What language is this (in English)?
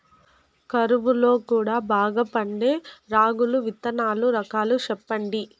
Telugu